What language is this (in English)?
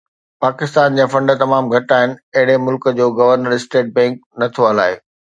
Sindhi